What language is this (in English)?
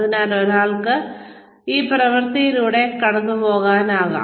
Malayalam